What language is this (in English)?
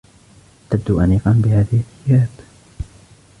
Arabic